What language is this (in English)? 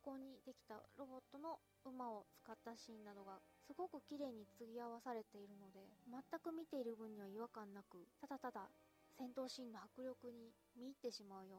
Japanese